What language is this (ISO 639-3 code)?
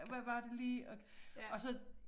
dan